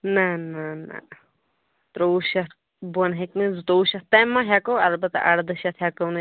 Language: Kashmiri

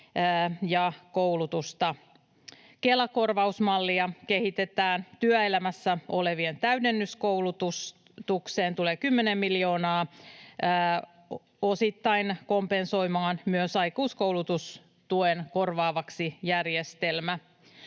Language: Finnish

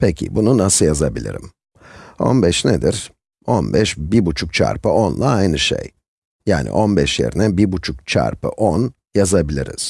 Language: Turkish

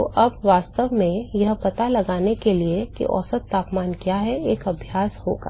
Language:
Hindi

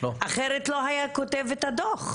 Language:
Hebrew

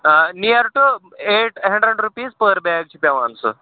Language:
Kashmiri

